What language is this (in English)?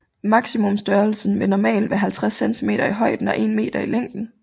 Danish